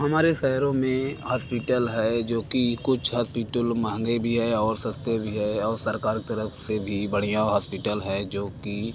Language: Hindi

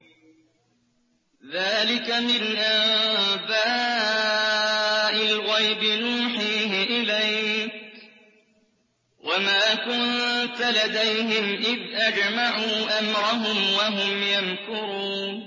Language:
Arabic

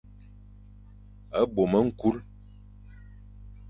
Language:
Fang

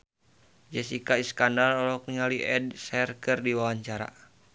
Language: Sundanese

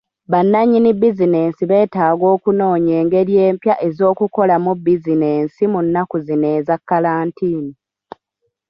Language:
Ganda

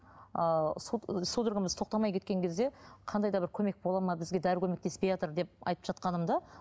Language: Kazakh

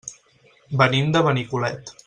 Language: Catalan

